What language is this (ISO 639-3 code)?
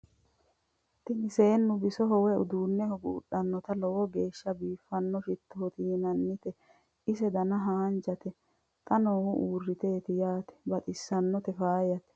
sid